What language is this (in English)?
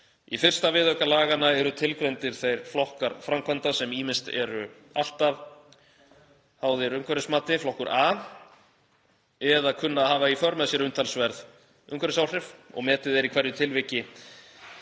Icelandic